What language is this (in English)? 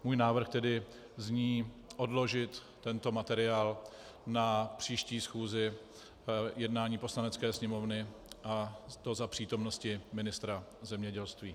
Czech